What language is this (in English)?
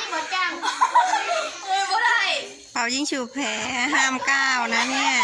Thai